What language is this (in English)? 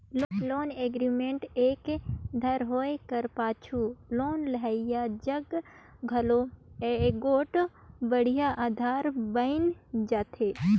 Chhattisgarhi